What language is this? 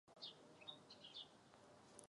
Czech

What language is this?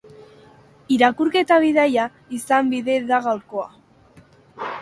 Basque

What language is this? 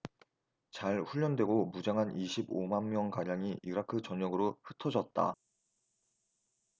Korean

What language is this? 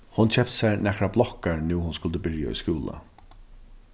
Faroese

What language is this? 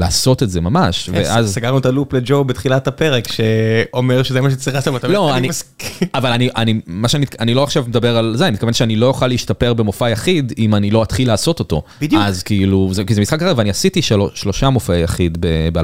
Hebrew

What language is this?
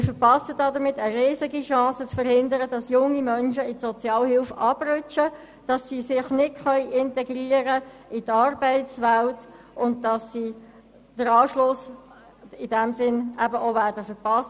Swiss German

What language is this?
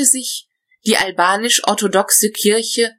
German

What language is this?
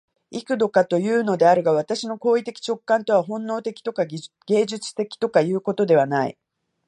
Japanese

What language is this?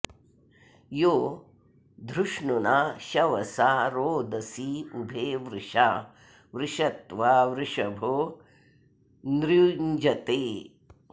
Sanskrit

